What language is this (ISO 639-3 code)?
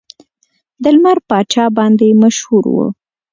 pus